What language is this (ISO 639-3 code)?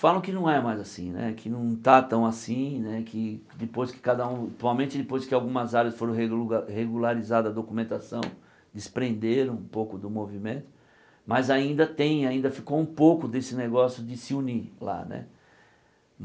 por